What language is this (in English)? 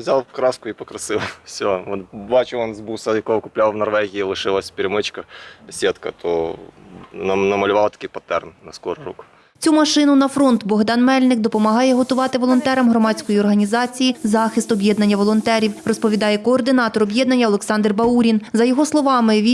Ukrainian